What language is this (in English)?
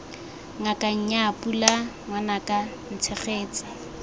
Tswana